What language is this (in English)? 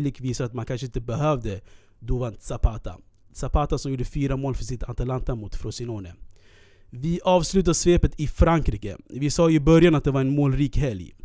Swedish